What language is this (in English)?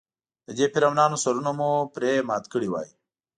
Pashto